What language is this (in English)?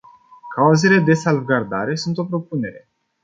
Romanian